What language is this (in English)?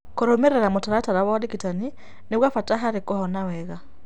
Kikuyu